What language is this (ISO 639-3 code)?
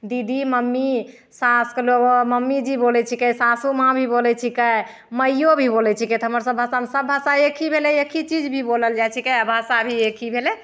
mai